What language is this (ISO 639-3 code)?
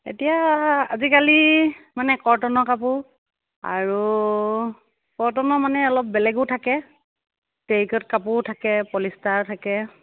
asm